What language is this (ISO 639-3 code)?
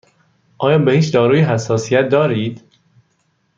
fas